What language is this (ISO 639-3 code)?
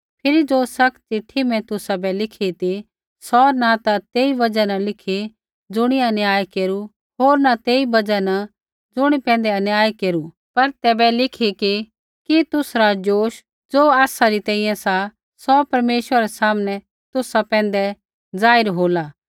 kfx